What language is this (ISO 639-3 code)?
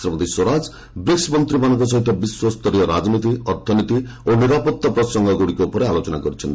ori